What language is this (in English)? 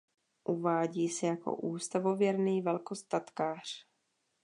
Czech